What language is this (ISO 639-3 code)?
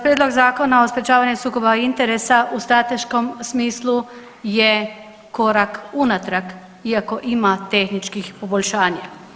hrv